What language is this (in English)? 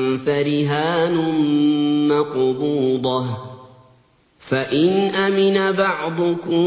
Arabic